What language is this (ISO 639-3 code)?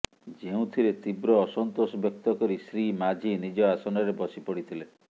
ori